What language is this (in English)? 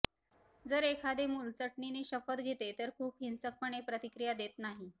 Marathi